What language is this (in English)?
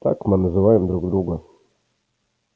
Russian